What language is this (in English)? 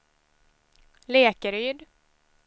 Swedish